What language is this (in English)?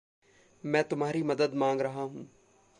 Hindi